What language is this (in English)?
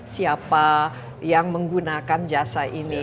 Indonesian